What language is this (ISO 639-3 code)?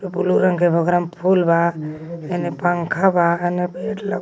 mag